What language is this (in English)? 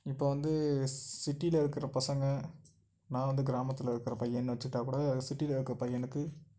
Tamil